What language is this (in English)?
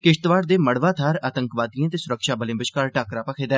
Dogri